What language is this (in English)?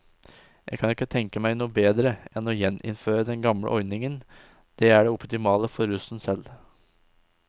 Norwegian